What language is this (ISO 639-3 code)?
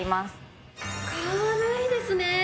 jpn